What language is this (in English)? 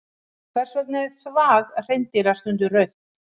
Icelandic